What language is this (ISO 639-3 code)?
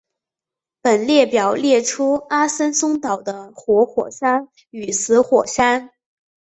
zho